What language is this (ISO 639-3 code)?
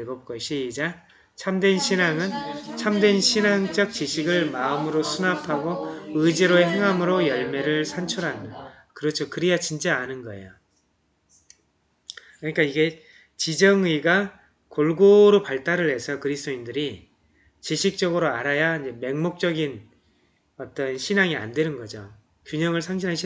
kor